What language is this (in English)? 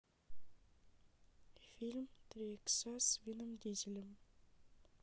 Russian